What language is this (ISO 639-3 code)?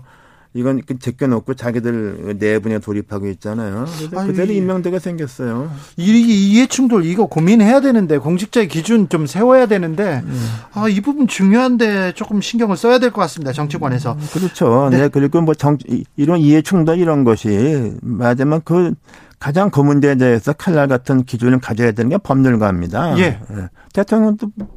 kor